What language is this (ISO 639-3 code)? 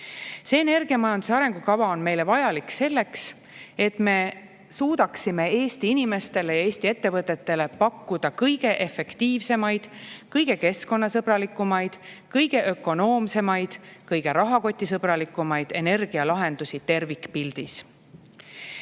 est